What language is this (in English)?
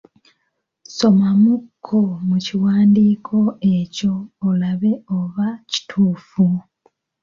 Ganda